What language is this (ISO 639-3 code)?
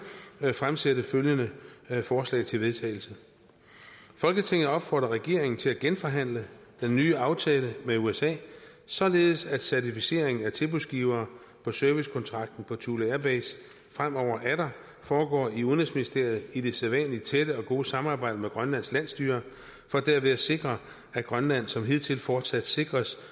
dan